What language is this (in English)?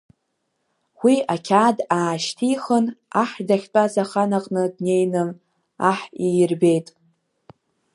Abkhazian